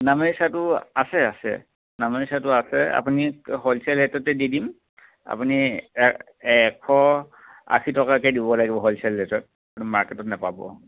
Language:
Assamese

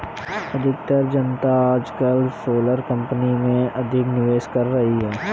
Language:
Hindi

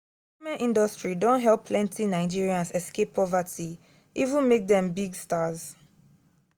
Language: Nigerian Pidgin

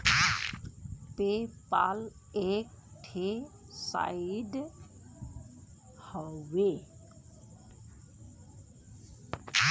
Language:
Bhojpuri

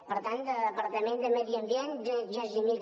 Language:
Catalan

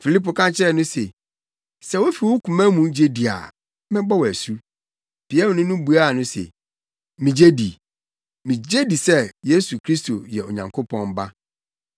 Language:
Akan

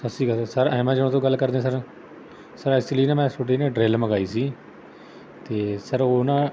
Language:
Punjabi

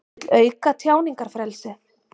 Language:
Icelandic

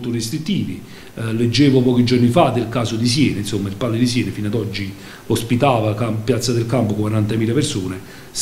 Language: Italian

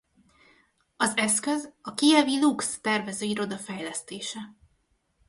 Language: Hungarian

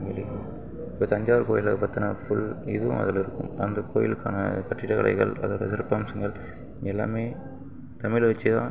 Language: Tamil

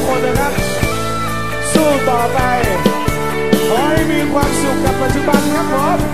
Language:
Thai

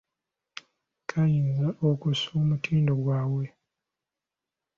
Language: Ganda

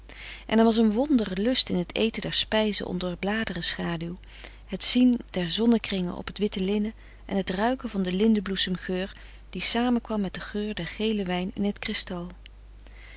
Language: Dutch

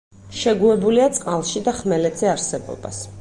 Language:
Georgian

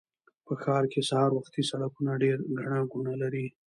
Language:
Pashto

